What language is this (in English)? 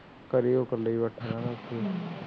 Punjabi